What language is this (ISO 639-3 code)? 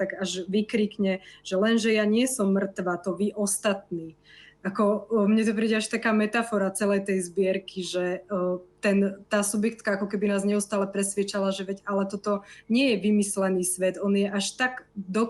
slk